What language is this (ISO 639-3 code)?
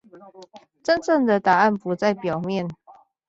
zho